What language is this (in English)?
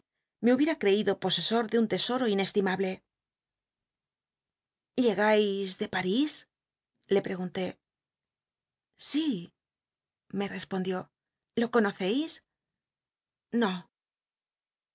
Spanish